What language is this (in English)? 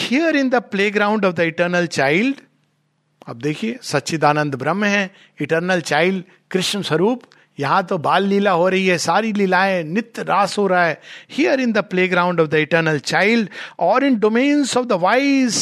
Hindi